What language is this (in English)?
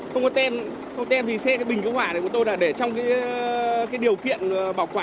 Vietnamese